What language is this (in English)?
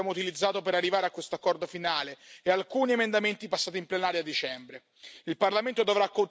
Italian